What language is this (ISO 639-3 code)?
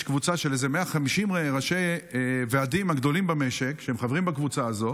heb